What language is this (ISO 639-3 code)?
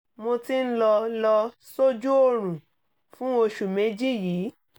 yor